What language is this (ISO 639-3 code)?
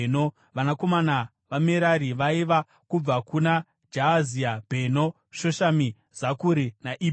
sna